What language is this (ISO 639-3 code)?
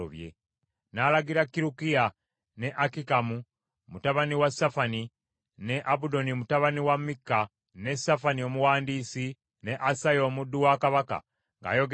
lug